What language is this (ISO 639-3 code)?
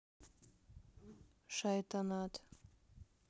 rus